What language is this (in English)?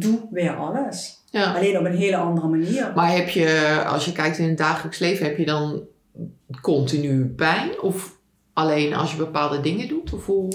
Dutch